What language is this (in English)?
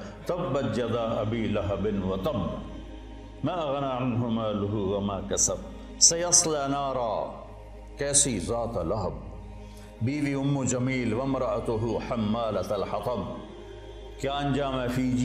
Urdu